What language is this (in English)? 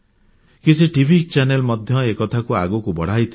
Odia